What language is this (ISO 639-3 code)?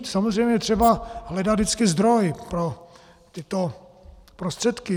ces